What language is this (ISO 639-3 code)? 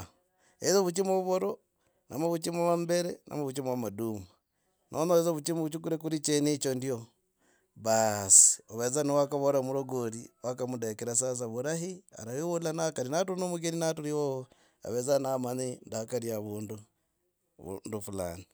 rag